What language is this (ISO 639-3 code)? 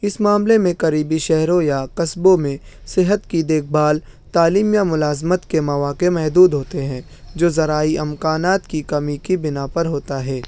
urd